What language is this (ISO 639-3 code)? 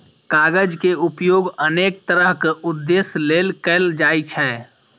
mai